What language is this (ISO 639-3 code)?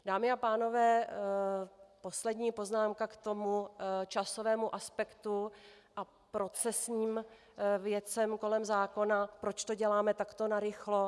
ces